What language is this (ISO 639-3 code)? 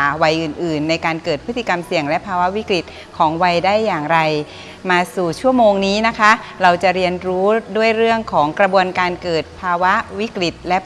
tha